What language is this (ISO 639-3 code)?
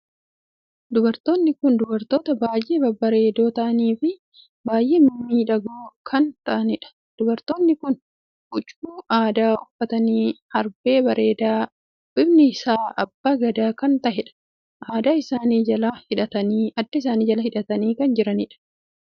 orm